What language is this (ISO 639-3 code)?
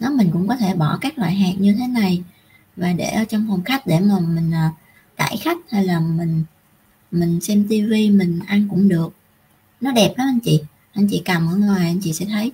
vie